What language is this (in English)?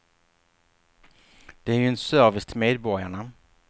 Swedish